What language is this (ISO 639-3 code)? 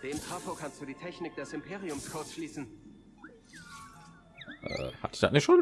deu